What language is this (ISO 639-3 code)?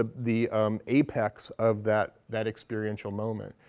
eng